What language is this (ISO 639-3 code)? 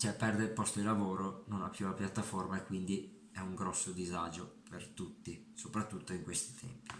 ita